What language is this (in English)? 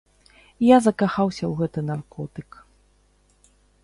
Belarusian